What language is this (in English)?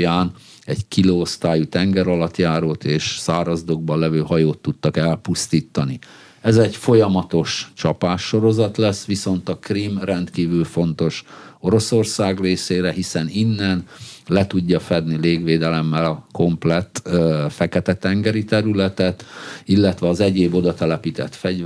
Hungarian